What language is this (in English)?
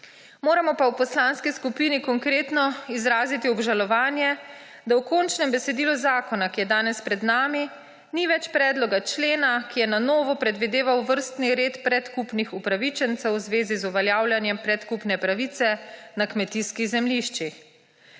Slovenian